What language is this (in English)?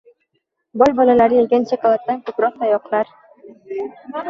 Uzbek